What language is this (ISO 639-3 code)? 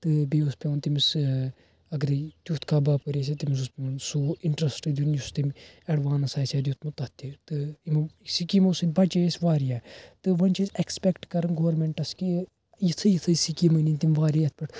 kas